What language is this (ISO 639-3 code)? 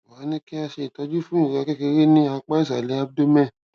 yor